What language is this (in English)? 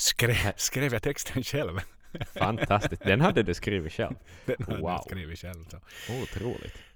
Swedish